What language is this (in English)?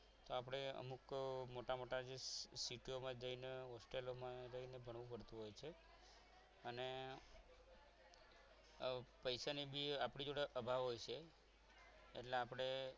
Gujarati